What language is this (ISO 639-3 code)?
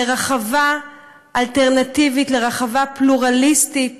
heb